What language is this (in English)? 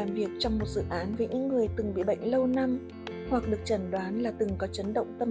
Vietnamese